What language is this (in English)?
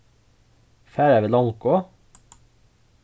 Faroese